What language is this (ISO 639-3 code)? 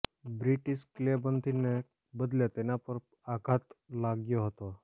guj